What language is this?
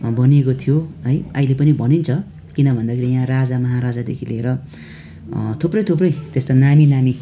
Nepali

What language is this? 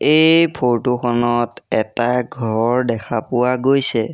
Assamese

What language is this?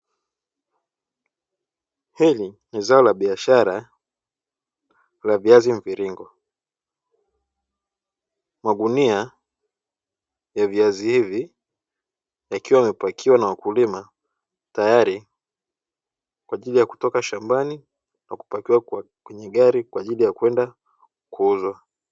Swahili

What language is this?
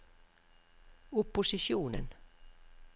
Norwegian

